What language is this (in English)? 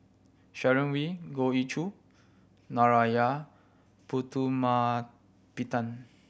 English